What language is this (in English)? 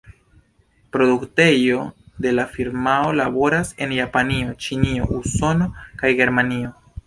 Esperanto